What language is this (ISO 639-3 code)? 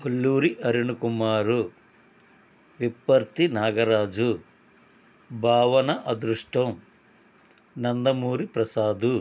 tel